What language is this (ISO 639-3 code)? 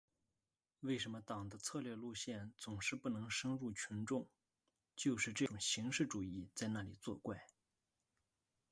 zho